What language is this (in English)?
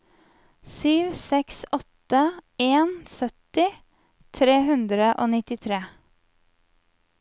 Norwegian